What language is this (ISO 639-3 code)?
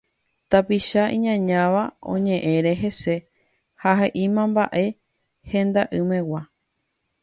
grn